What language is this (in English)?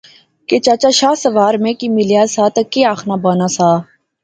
Pahari-Potwari